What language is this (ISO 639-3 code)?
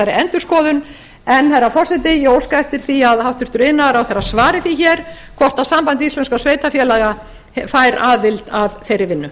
isl